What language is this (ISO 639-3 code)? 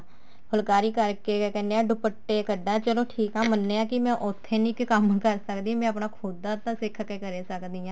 pan